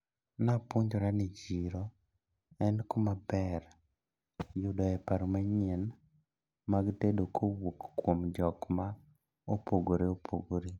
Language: Luo (Kenya and Tanzania)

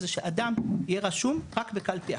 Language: Hebrew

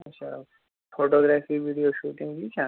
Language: Kashmiri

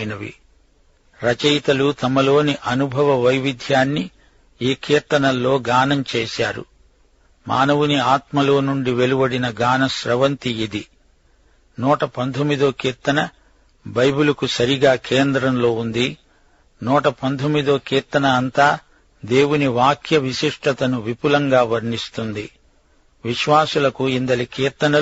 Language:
Telugu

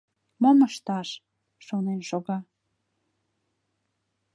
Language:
Mari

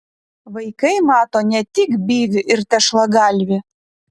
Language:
Lithuanian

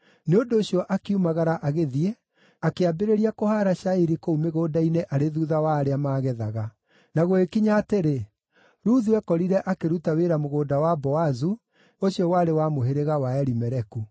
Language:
Kikuyu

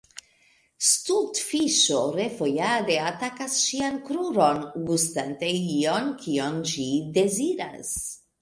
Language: Esperanto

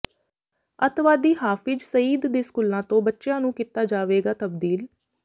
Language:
Punjabi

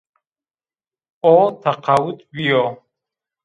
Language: Zaza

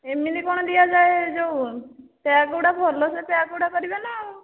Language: Odia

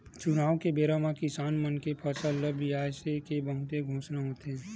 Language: Chhattisgarhi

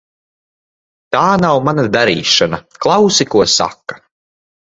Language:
Latvian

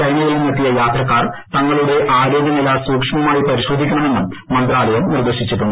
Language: Malayalam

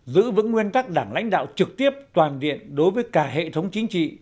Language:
Vietnamese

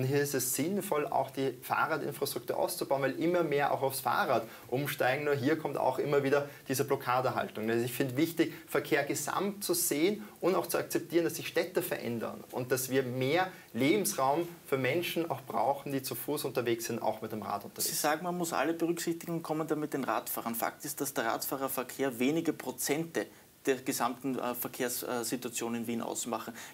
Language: German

